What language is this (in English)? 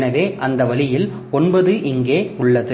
Tamil